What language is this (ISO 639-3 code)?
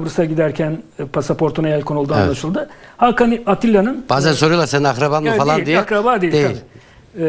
tur